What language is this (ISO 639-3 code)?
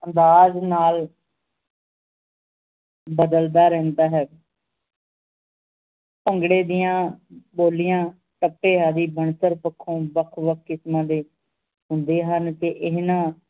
pan